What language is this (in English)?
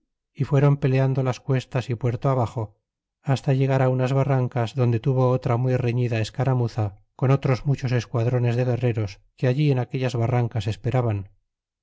Spanish